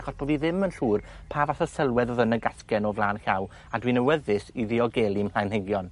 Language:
Welsh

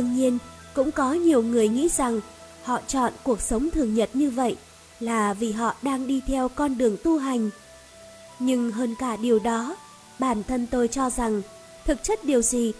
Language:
Vietnamese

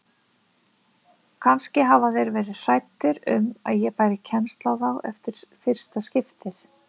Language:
Icelandic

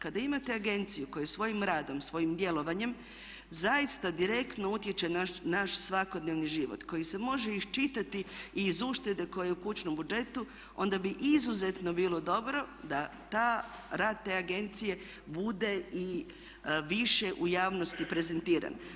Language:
Croatian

